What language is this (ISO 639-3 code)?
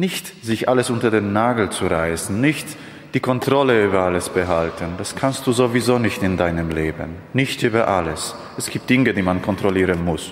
deu